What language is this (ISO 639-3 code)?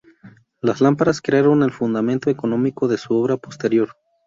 spa